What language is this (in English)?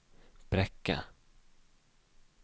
Norwegian